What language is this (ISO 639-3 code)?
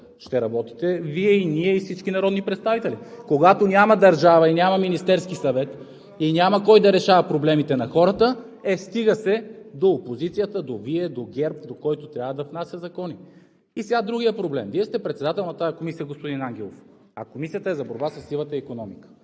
bul